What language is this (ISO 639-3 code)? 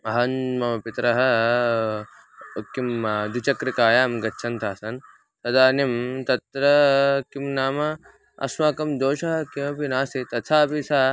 san